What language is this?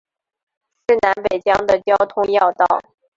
Chinese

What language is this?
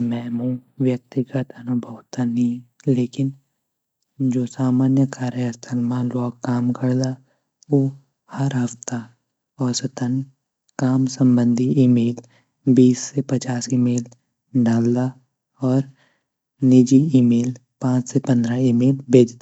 Garhwali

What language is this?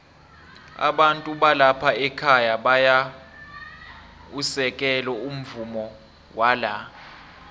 South Ndebele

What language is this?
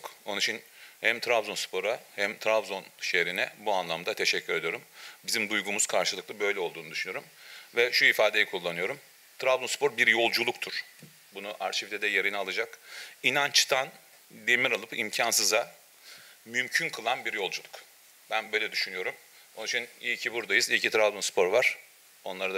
Turkish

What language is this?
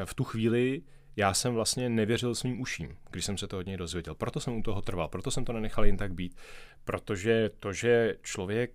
Czech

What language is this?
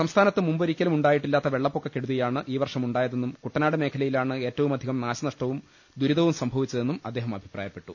Malayalam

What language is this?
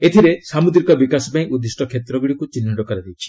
Odia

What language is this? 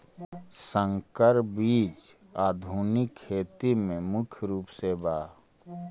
Magahi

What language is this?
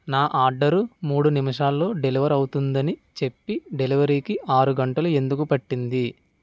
Telugu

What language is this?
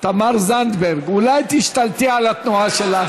Hebrew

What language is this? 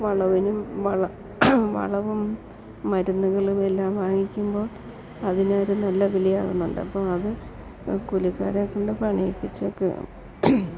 Malayalam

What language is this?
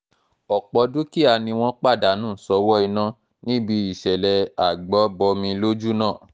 Yoruba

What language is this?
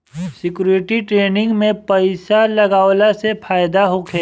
Bhojpuri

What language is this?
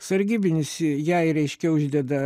Lithuanian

